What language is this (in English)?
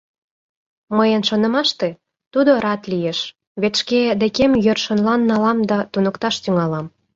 Mari